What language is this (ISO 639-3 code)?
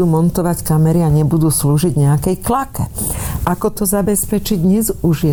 slk